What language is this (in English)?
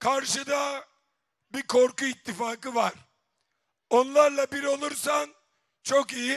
Turkish